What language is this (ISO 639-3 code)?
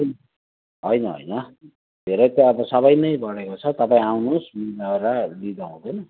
nep